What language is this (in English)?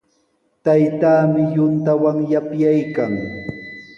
Sihuas Ancash Quechua